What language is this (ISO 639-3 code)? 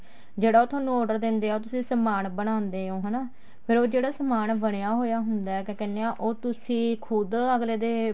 pan